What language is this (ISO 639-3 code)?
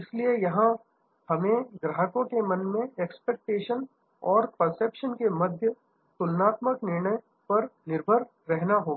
hin